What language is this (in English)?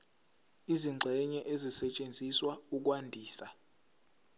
Zulu